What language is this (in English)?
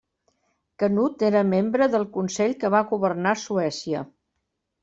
Catalan